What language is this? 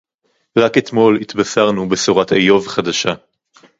Hebrew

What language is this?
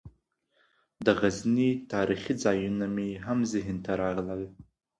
Pashto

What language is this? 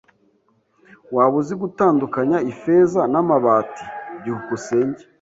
Kinyarwanda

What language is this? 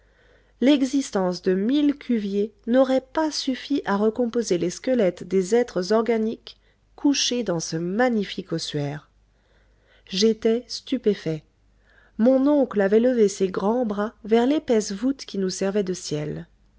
French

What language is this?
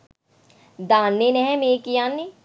Sinhala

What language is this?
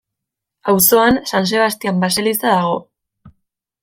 Basque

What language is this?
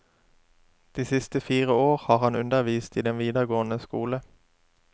Norwegian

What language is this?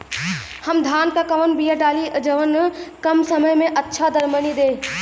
Bhojpuri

